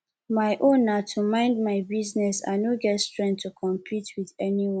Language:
Nigerian Pidgin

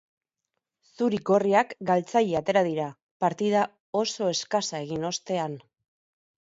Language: Basque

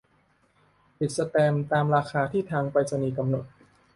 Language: Thai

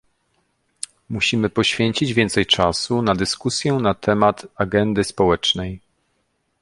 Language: Polish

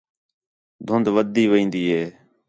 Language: Khetrani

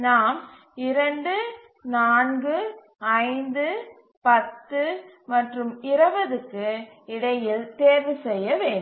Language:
Tamil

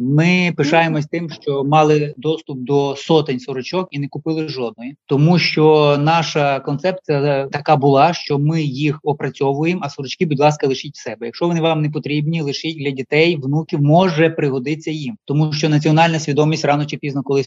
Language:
Ukrainian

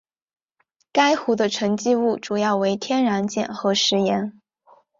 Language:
Chinese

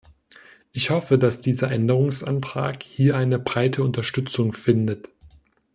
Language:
German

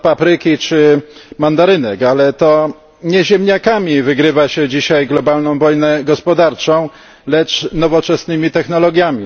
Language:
Polish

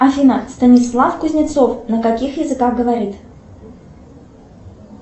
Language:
Russian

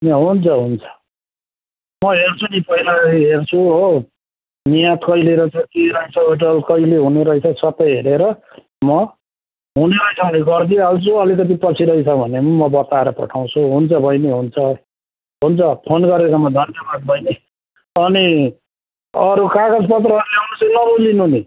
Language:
Nepali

